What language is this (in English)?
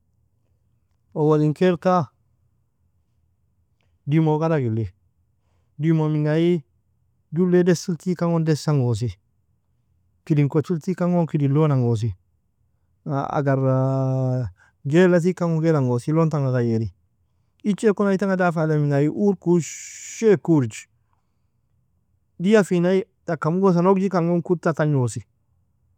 Nobiin